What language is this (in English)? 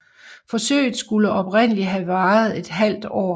Danish